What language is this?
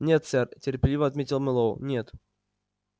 Russian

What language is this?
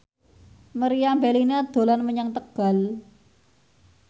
Javanese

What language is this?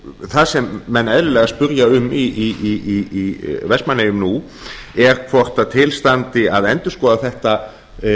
Icelandic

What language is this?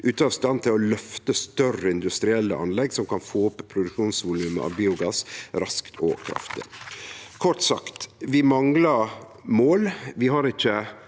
Norwegian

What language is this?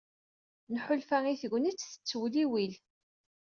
Kabyle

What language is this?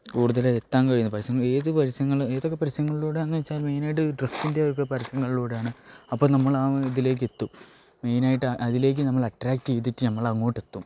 Malayalam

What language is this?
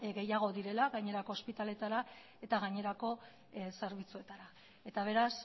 Basque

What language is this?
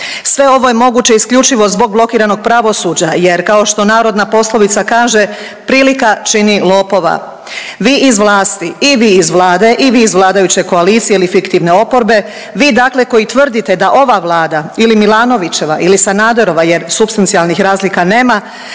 Croatian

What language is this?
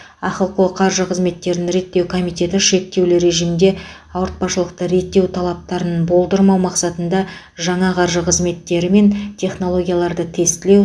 Kazakh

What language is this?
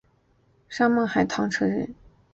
Chinese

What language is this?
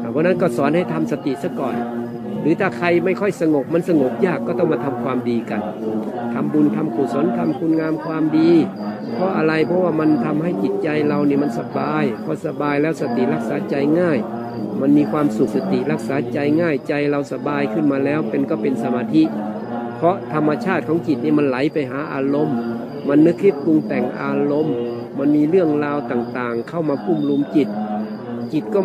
Thai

